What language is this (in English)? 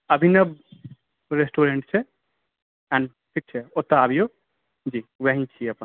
Maithili